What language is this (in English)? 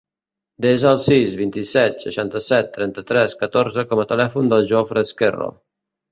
Catalan